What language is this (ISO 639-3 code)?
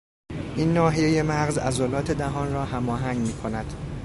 fas